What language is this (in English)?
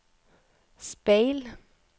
Norwegian